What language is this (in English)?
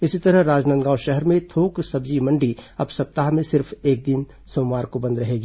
Hindi